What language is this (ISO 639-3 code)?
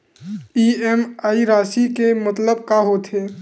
hne